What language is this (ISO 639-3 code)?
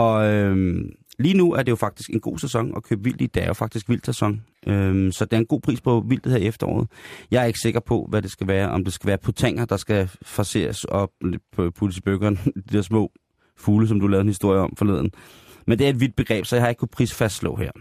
dan